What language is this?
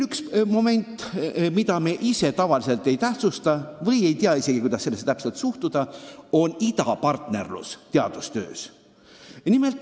Estonian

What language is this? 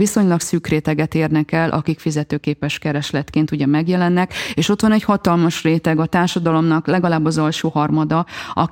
Hungarian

